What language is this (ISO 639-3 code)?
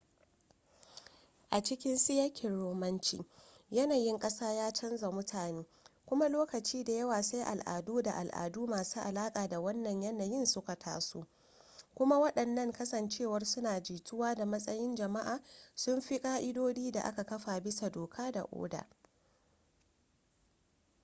hau